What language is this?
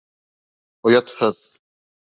Bashkir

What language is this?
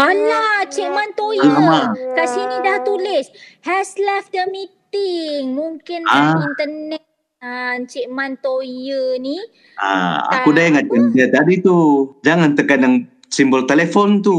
Malay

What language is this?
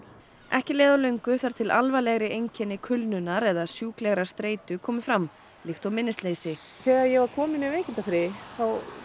Icelandic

